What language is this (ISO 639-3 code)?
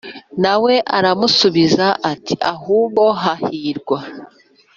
kin